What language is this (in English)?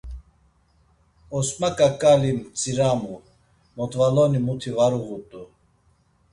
Laz